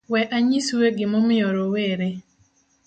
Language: Luo (Kenya and Tanzania)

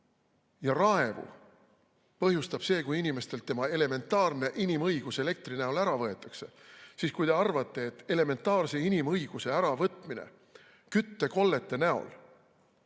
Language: Estonian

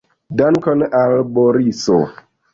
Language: Esperanto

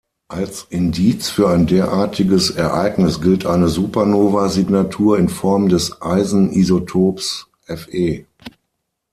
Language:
German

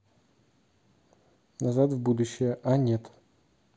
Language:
Russian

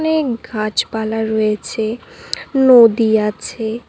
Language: Bangla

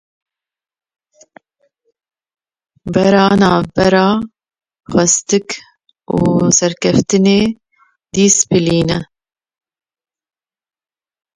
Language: Kurdish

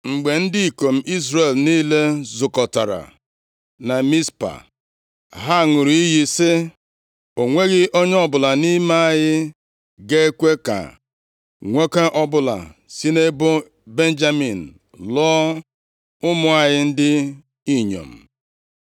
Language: Igbo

